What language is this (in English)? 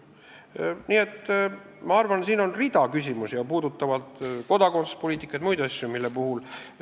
Estonian